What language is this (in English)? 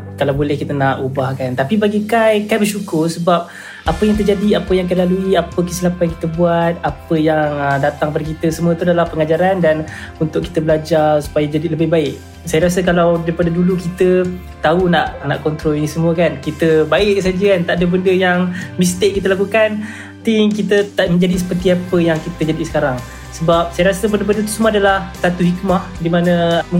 Malay